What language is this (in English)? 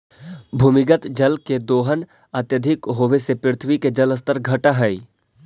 Magahi